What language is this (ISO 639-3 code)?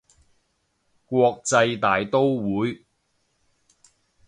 yue